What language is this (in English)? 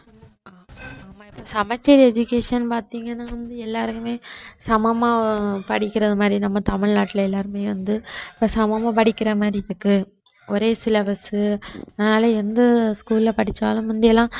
Tamil